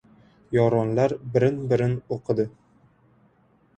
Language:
Uzbek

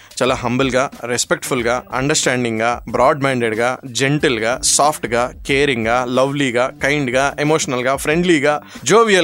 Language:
Telugu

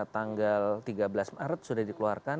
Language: Indonesian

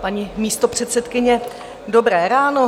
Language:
Czech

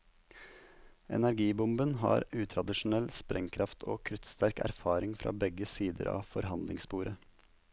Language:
Norwegian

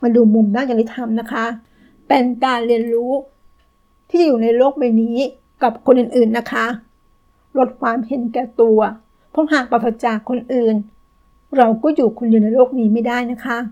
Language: Thai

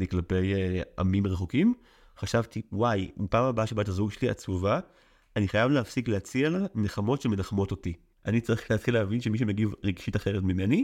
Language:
Hebrew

